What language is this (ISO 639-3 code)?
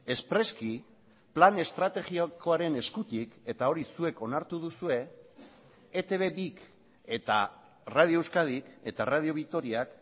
eus